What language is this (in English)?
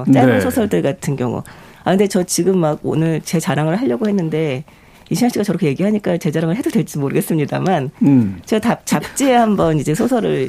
Korean